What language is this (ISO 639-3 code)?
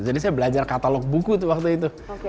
ind